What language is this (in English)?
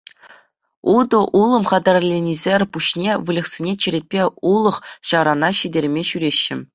Chuvash